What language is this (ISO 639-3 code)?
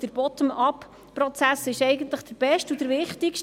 gsw